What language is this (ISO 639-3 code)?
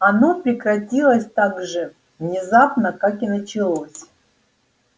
rus